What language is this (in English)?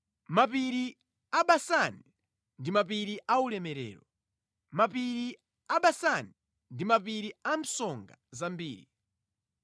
Nyanja